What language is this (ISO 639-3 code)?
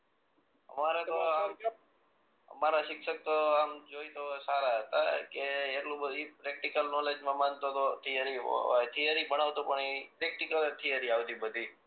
guj